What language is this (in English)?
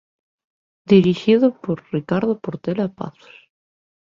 Galician